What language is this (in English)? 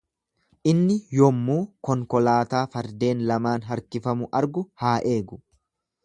Oromo